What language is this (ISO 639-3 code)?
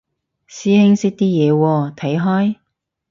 yue